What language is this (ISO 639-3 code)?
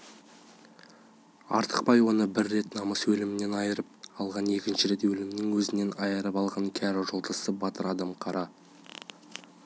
kaz